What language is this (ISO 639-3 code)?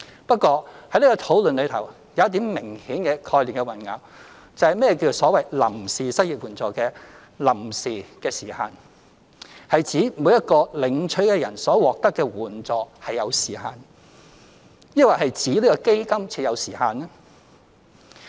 yue